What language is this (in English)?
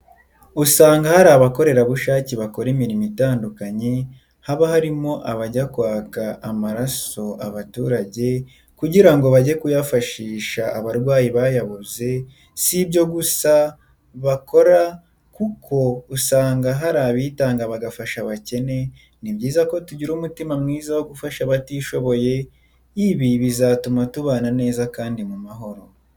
Kinyarwanda